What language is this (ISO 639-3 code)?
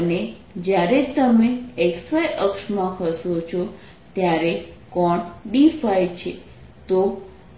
guj